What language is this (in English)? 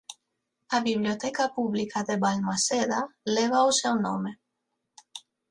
Galician